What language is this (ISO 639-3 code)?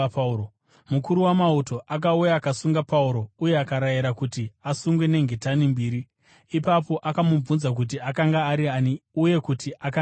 sna